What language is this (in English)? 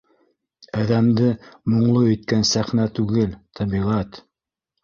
Bashkir